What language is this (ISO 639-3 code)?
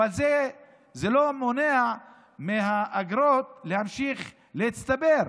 heb